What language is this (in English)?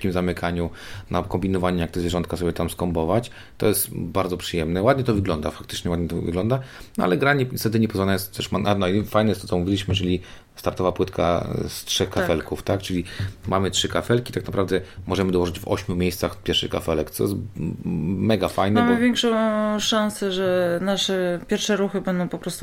Polish